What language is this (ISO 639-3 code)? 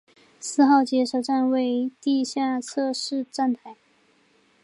zho